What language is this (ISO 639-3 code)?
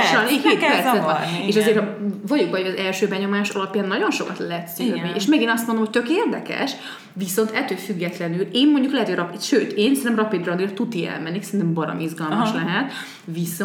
hun